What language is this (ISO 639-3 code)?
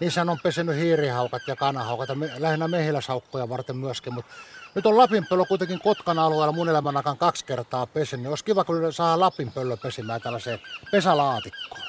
fin